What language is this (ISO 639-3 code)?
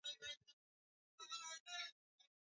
swa